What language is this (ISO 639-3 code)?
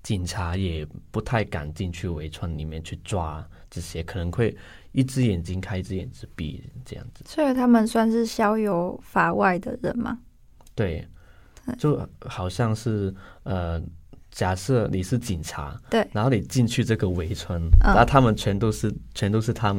zho